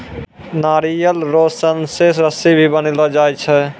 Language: Maithili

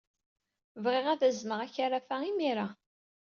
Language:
Kabyle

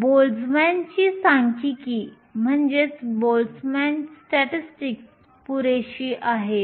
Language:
Marathi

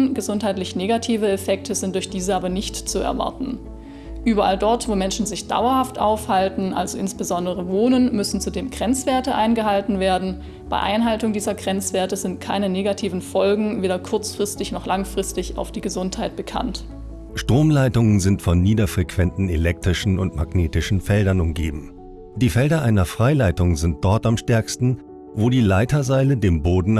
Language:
German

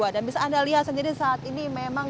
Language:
Indonesian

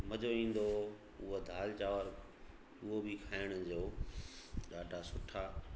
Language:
Sindhi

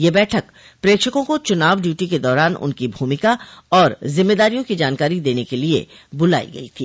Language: Hindi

